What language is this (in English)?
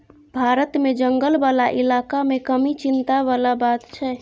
Maithili